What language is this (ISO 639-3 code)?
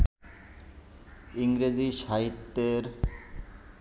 ben